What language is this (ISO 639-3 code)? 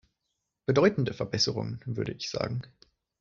deu